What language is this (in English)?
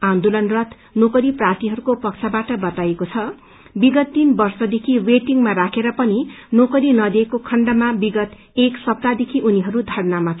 Nepali